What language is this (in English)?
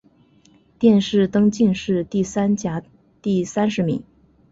Chinese